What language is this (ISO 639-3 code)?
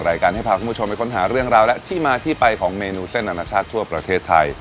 tha